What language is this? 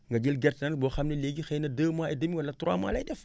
Wolof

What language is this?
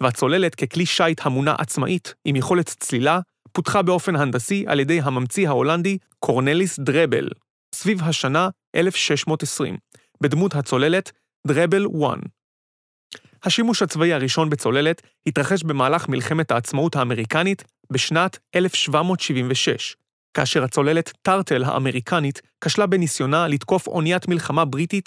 Hebrew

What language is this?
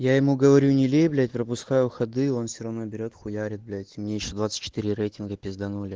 Russian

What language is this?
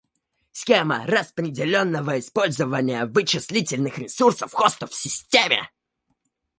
Russian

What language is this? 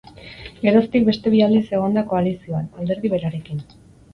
Basque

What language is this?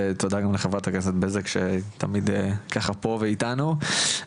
Hebrew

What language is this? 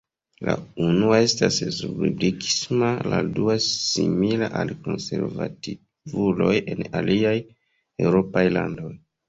Esperanto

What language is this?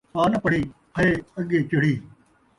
Saraiki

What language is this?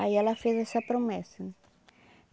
Portuguese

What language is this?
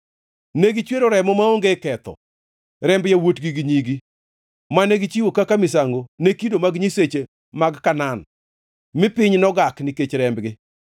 Luo (Kenya and Tanzania)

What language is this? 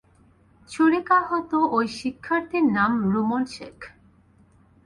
Bangla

